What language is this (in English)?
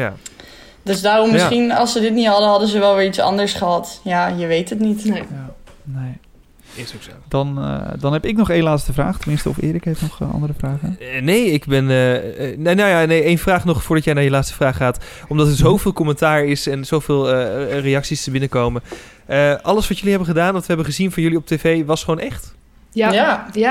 Dutch